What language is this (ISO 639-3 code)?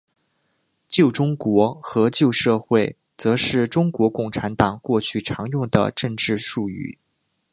zho